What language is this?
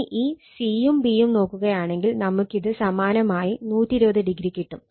Malayalam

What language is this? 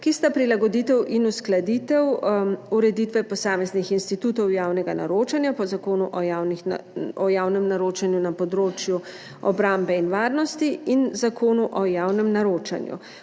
Slovenian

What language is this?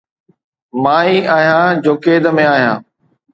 Sindhi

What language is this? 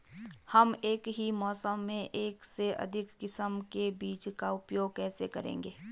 Hindi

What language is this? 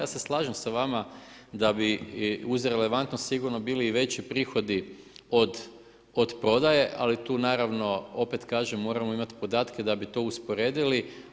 Croatian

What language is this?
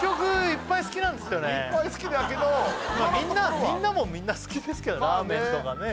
Japanese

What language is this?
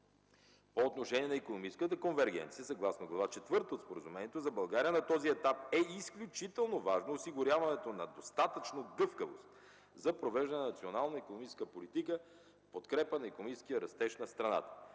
Bulgarian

